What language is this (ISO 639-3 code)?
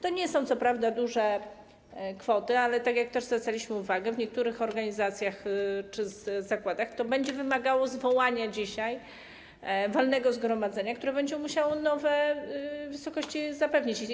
pol